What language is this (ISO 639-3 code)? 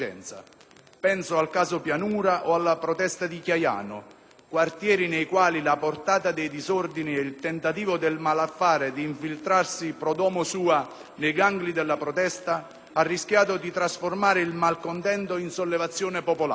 ita